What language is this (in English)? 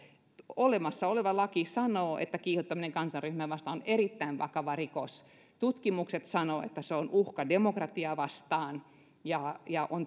Finnish